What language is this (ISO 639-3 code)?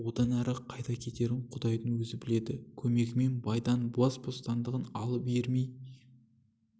kaz